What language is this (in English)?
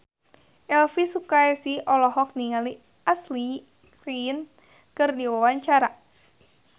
Sundanese